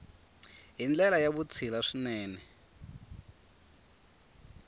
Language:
Tsonga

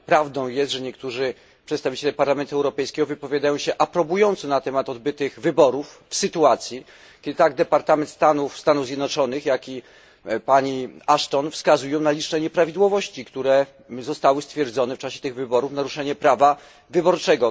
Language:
Polish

